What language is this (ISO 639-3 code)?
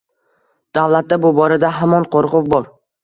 uzb